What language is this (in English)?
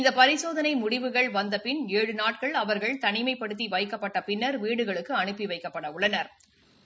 Tamil